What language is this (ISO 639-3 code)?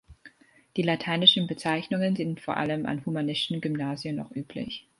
deu